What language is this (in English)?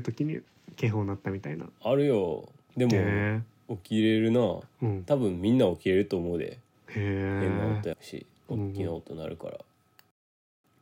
Japanese